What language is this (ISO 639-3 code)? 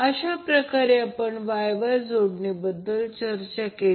mar